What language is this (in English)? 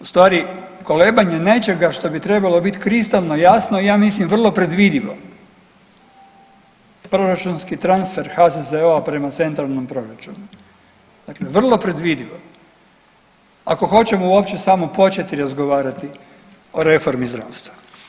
Croatian